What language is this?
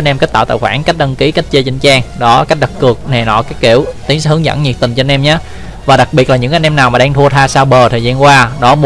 Vietnamese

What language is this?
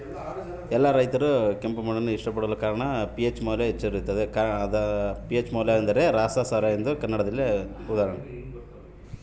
Kannada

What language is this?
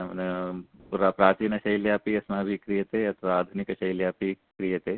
Sanskrit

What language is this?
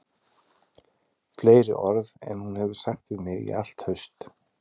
Icelandic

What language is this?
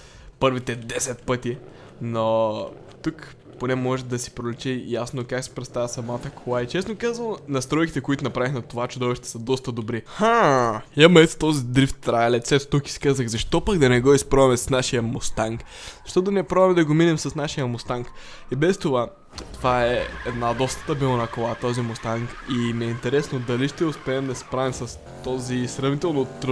Bulgarian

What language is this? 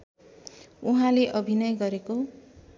Nepali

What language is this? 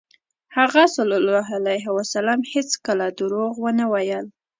Pashto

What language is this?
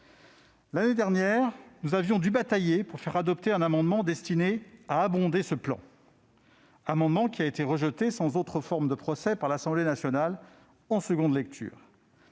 French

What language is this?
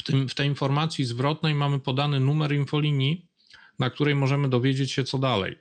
Polish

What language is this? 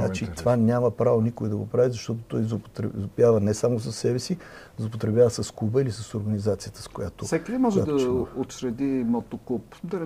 Bulgarian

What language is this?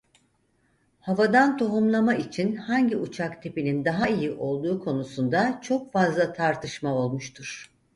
Turkish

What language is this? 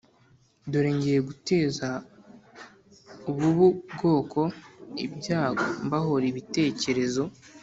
Kinyarwanda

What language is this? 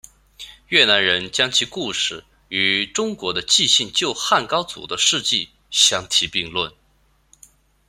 Chinese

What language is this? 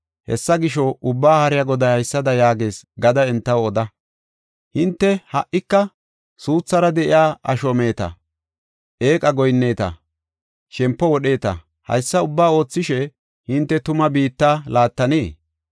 Gofa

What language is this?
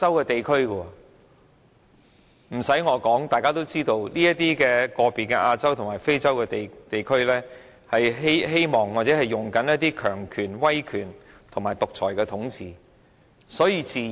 Cantonese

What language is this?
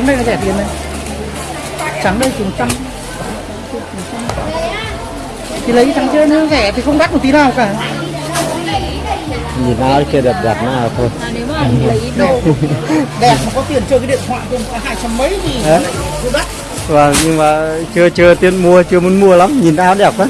Vietnamese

